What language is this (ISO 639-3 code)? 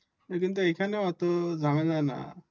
ben